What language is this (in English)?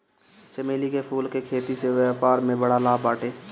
Bhojpuri